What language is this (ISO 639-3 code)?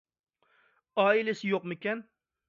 uig